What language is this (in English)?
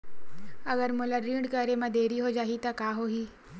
Chhattisgarhi